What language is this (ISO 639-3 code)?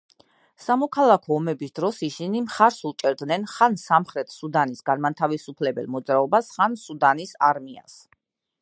kat